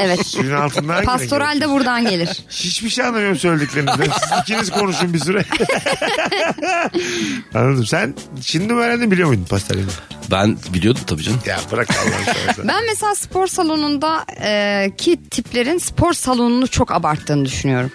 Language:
Turkish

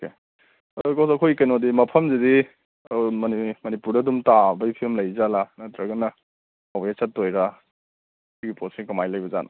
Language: Manipuri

